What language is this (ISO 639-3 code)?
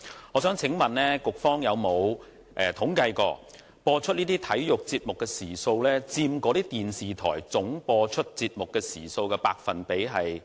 yue